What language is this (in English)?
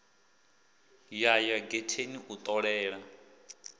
Venda